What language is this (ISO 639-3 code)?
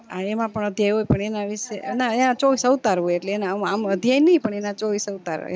guj